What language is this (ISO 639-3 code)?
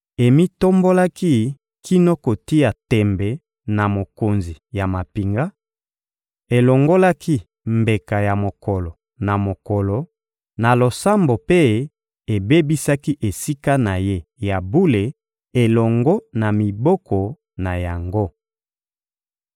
lin